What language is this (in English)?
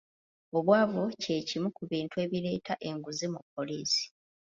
Ganda